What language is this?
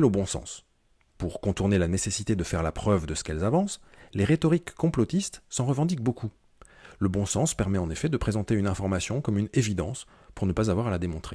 French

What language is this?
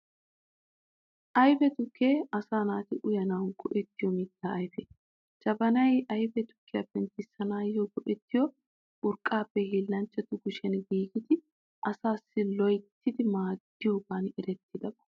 Wolaytta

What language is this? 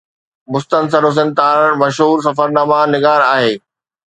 Sindhi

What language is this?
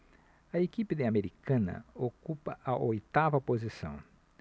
Portuguese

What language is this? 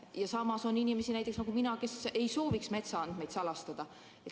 Estonian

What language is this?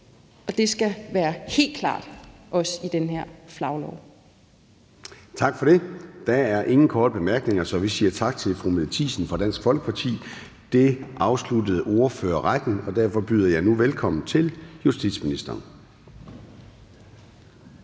Danish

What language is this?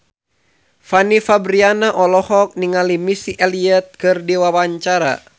Sundanese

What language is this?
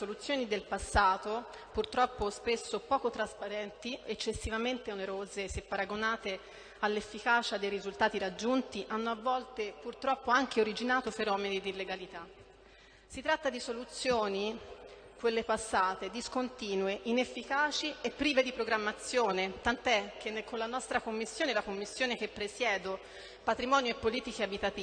Italian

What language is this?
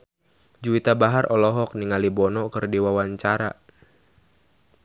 Sundanese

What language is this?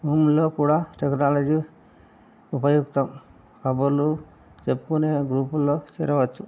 Telugu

